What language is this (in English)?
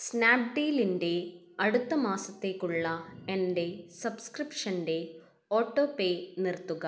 Malayalam